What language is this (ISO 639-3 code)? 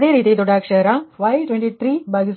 kan